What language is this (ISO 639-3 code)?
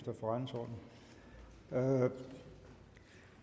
dan